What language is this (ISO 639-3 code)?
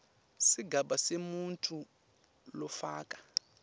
ssw